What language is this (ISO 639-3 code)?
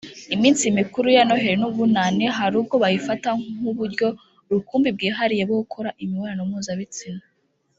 kin